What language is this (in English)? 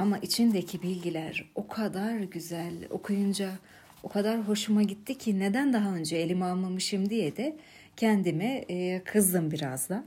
Turkish